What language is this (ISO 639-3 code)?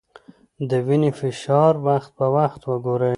pus